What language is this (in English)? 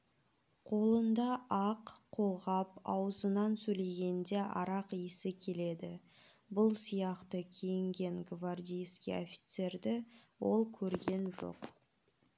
Kazakh